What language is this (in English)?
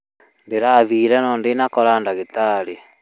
Kikuyu